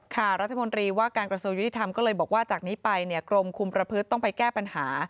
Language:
Thai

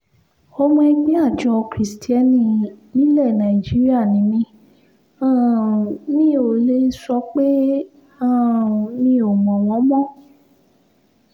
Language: Yoruba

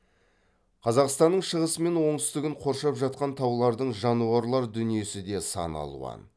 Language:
Kazakh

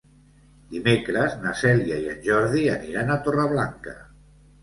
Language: Catalan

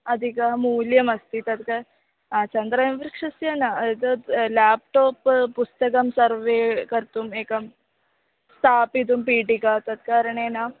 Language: Sanskrit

